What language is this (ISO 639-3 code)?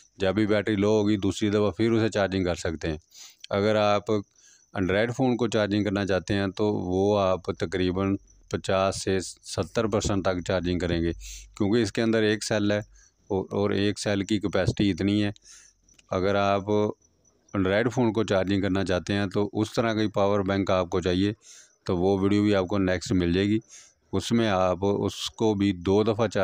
hin